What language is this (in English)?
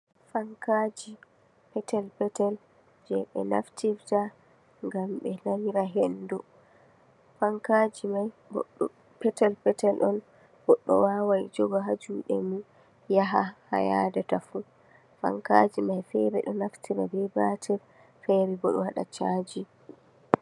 Fula